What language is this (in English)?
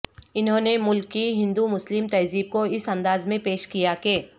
Urdu